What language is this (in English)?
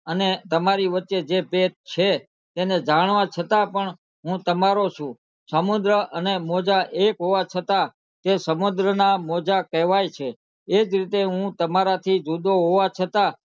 Gujarati